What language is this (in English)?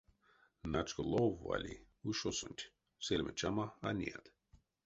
Erzya